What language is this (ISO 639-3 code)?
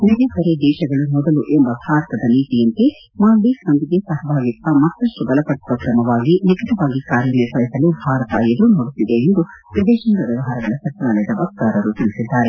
kan